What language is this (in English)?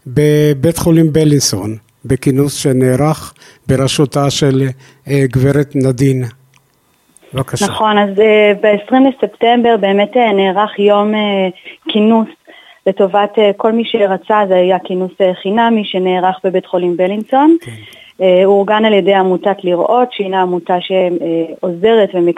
Hebrew